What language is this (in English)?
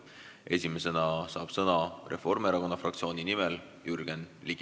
Estonian